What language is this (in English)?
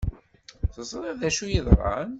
Kabyle